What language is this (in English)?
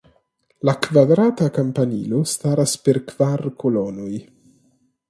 Esperanto